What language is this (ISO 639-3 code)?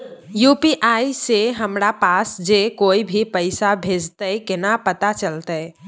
mai